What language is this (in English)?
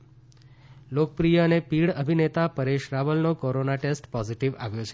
Gujarati